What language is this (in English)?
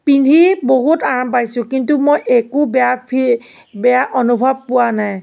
Assamese